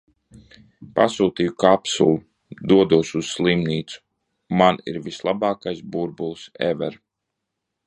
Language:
Latvian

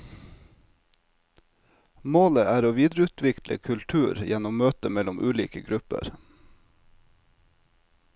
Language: Norwegian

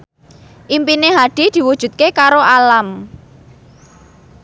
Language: Javanese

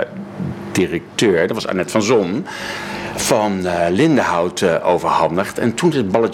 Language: Dutch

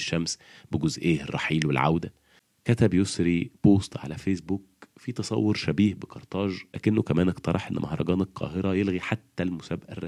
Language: Arabic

